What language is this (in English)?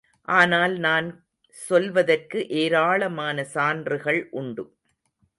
Tamil